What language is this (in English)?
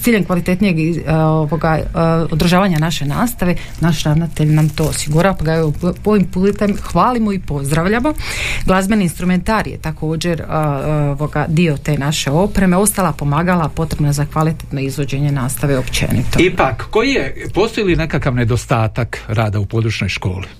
Croatian